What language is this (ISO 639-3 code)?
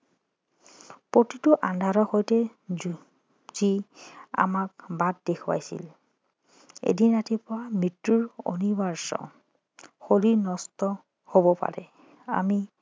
asm